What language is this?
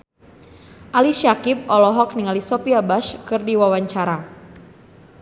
Sundanese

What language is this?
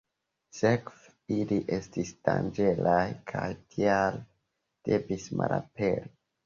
Esperanto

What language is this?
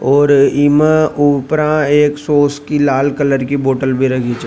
Rajasthani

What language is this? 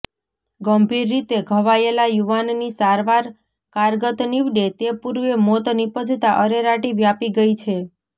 Gujarati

